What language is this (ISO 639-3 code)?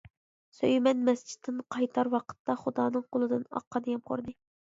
uig